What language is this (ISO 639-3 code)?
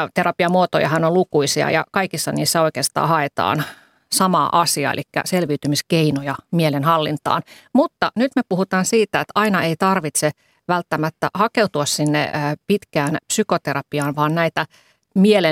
fin